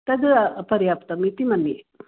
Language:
Sanskrit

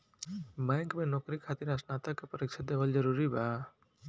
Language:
Bhojpuri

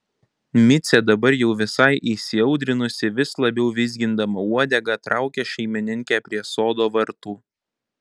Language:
Lithuanian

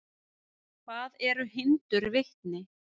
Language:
Icelandic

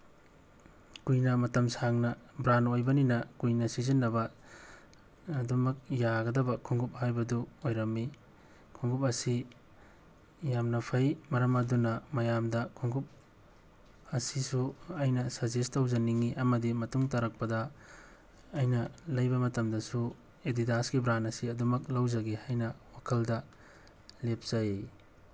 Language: Manipuri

